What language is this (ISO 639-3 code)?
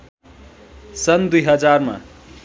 nep